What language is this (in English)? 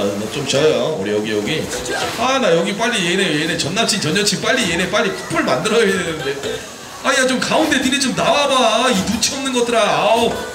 Korean